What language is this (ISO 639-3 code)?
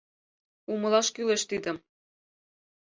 chm